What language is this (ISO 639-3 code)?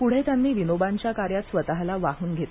mar